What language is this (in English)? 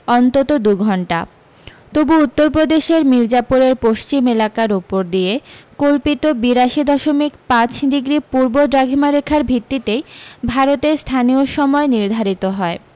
Bangla